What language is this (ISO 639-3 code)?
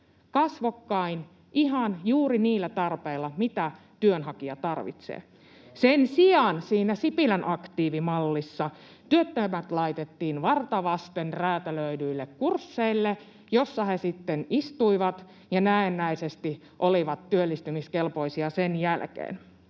fin